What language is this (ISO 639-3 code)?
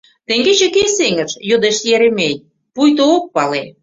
chm